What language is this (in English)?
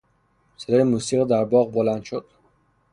Persian